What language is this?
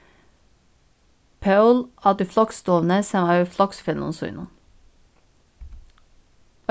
Faroese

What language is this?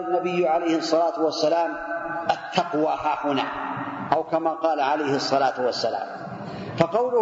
Arabic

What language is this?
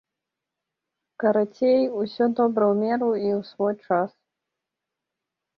Belarusian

